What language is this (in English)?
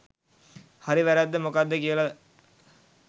Sinhala